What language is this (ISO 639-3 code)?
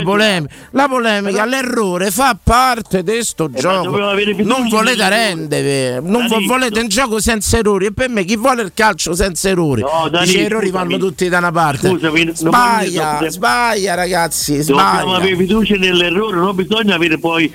ita